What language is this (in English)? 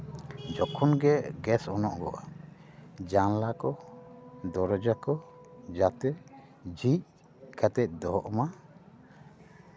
Santali